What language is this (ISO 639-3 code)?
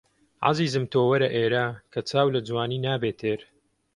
ckb